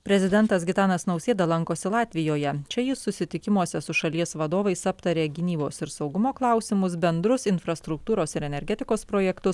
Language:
Lithuanian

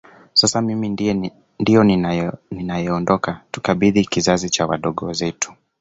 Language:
Swahili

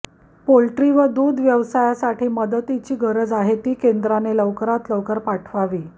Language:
Marathi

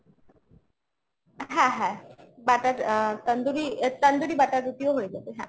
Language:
Bangla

